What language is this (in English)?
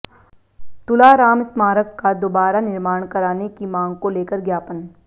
Hindi